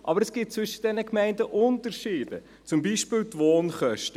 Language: Swiss German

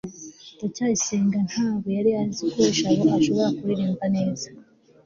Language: Kinyarwanda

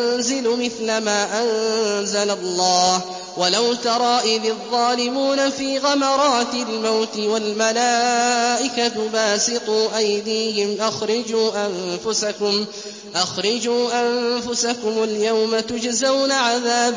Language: Arabic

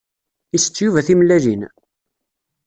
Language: Kabyle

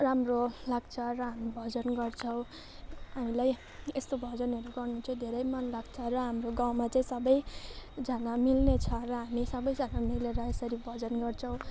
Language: Nepali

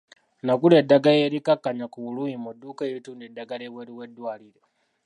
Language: Ganda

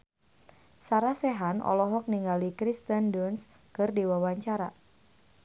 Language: Sundanese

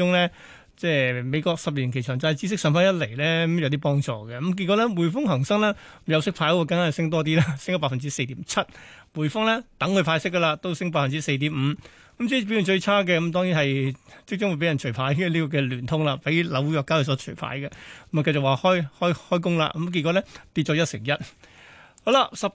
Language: Chinese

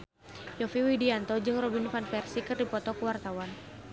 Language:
Sundanese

